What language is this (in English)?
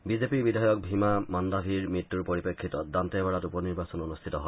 Assamese